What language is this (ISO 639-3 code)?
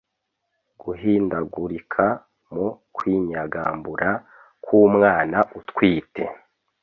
kin